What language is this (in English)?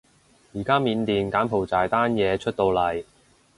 Cantonese